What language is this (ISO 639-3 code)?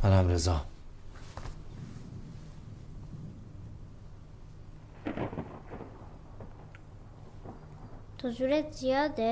fas